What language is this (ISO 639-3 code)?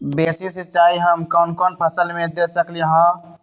mag